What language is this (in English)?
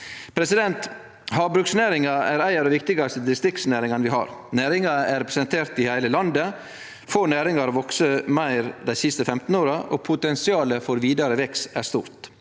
Norwegian